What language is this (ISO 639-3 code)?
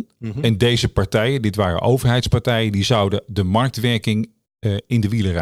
nld